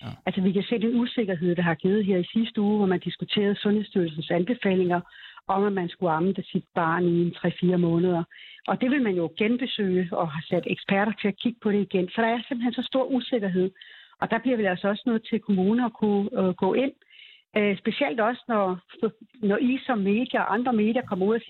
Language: Danish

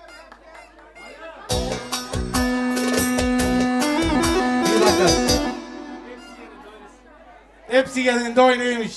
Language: Turkish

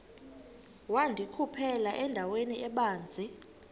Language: Xhosa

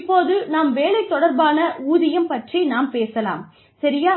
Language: Tamil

